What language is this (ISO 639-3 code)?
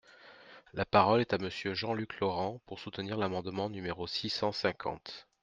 fra